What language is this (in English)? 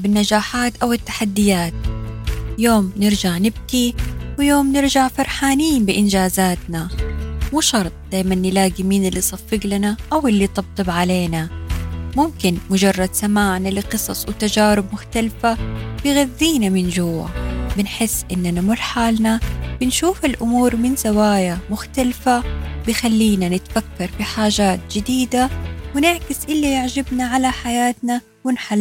Arabic